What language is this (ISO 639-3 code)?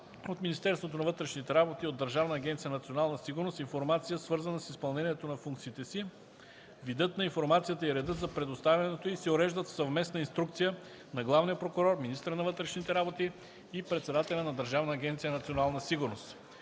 bul